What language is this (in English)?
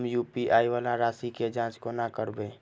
Maithili